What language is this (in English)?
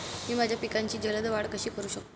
Marathi